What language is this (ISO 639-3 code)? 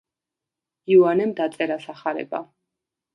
kat